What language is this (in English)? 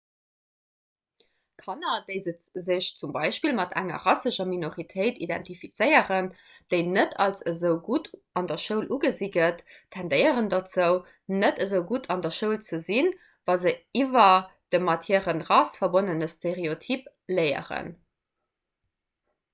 Luxembourgish